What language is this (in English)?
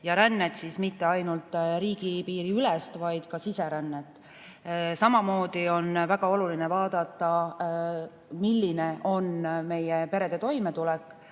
Estonian